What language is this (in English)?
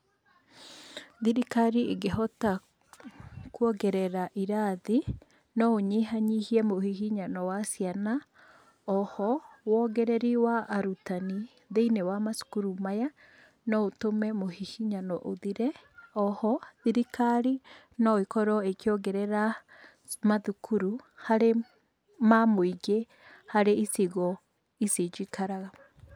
Kikuyu